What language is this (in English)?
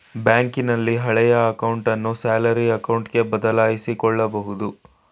Kannada